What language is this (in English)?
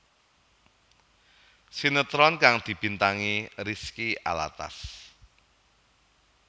Javanese